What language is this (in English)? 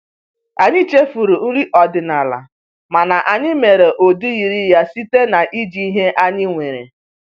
Igbo